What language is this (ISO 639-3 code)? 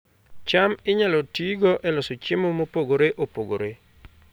luo